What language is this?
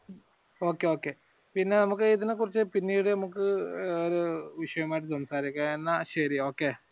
Malayalam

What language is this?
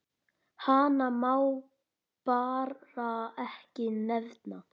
Icelandic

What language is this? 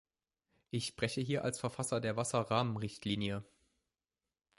German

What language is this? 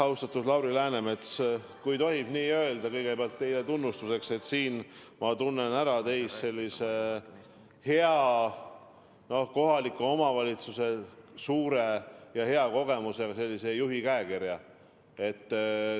Estonian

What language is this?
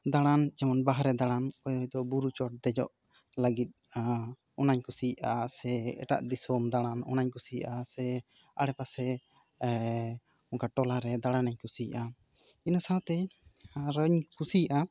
Santali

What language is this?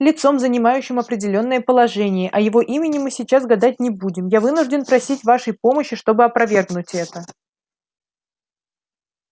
Russian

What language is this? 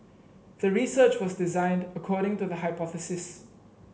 English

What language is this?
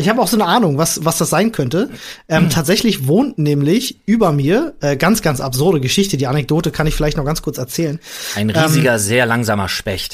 German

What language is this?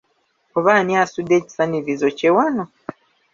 Ganda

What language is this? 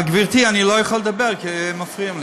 Hebrew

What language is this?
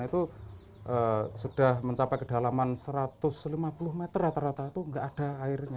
Indonesian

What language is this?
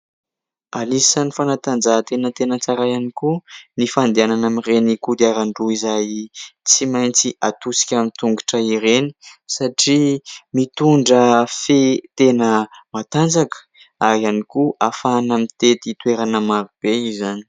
Malagasy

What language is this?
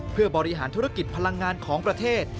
Thai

